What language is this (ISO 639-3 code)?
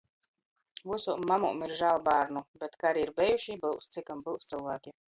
ltg